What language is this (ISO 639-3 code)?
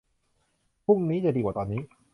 tha